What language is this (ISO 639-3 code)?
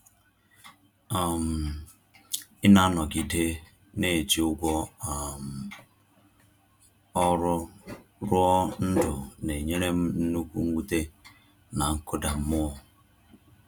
ibo